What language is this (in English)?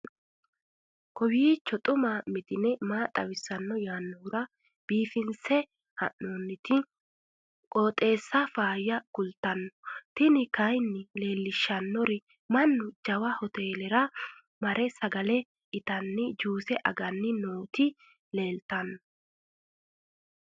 Sidamo